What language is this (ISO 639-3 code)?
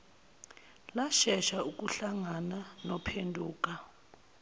zul